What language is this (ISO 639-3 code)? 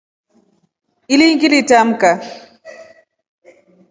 rof